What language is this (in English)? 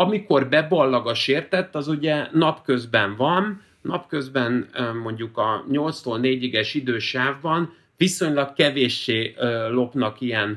Hungarian